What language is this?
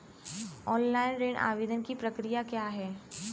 Hindi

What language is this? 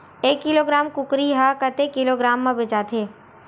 Chhattisgarhi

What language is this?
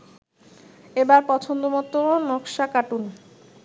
Bangla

